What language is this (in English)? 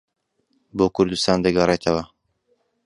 Central Kurdish